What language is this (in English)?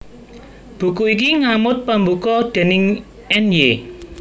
Javanese